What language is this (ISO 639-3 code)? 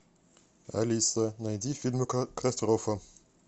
rus